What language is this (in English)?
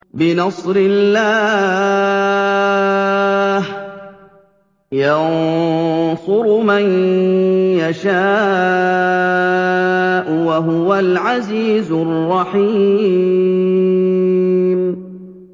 Arabic